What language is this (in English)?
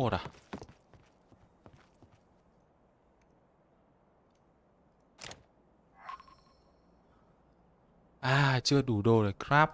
Vietnamese